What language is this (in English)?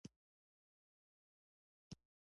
Pashto